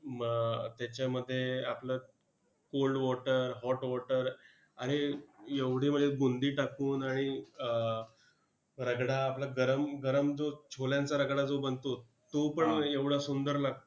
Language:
Marathi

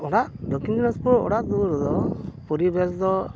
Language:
Santali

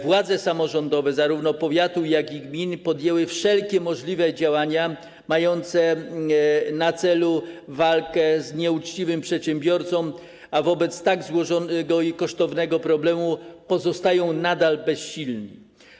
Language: Polish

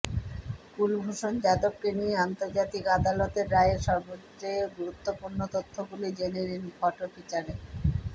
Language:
Bangla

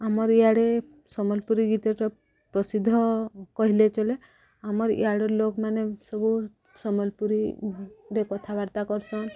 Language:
Odia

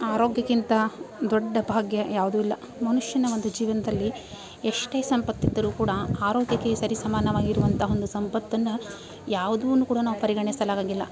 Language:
Kannada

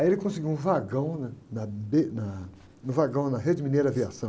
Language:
Portuguese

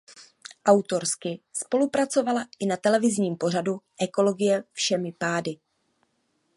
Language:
Czech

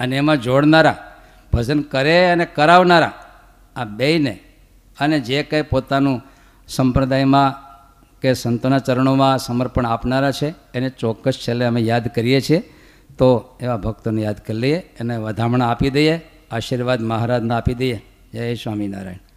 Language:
Gujarati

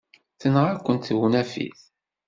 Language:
Kabyle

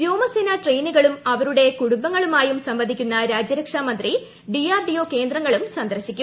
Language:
Malayalam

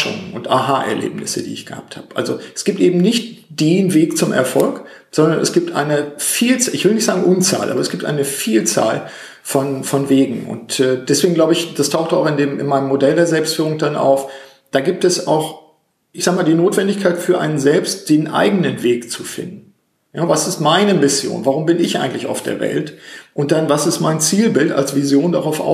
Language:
German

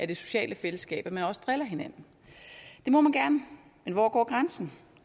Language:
Danish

